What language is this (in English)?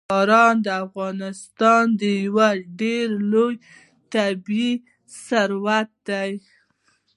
Pashto